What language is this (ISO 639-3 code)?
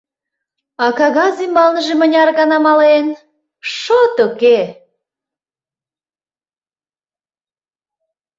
chm